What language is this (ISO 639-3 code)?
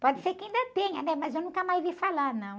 por